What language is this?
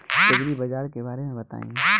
Bhojpuri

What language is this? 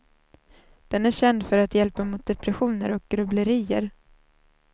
Swedish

